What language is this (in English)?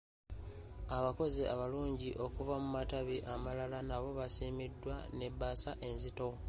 Ganda